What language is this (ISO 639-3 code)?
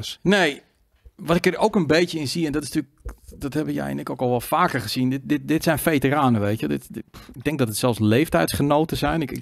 nld